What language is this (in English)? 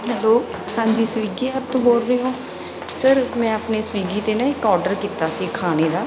Punjabi